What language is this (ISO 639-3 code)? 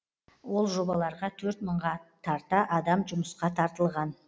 kaz